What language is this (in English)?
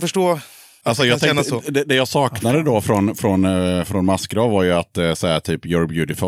Swedish